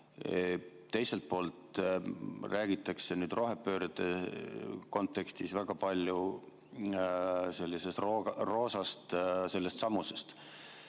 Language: Estonian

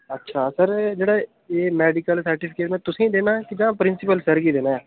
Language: Dogri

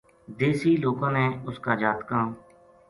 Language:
Gujari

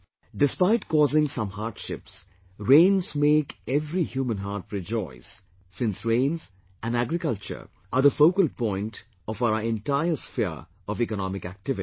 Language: English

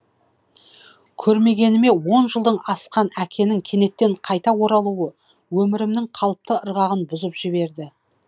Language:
Kazakh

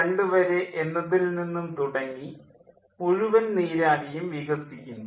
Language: Malayalam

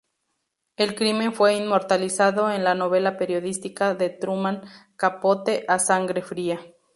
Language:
Spanish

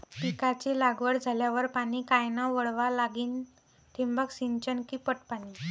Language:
Marathi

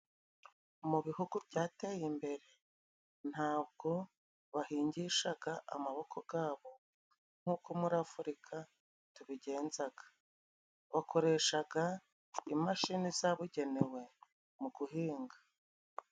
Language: Kinyarwanda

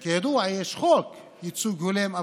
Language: Hebrew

